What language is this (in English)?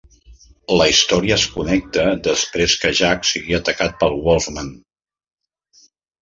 Catalan